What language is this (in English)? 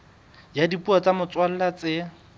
Southern Sotho